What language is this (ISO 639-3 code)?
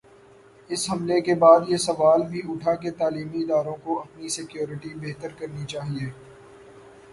urd